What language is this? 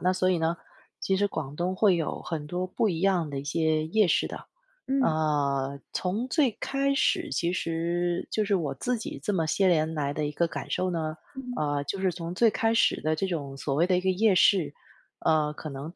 Chinese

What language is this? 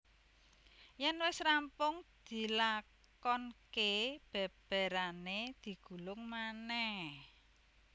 Javanese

